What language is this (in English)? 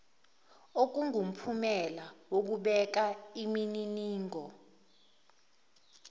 Zulu